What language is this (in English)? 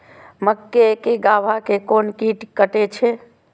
Maithili